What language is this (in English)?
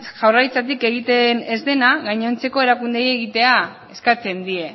Basque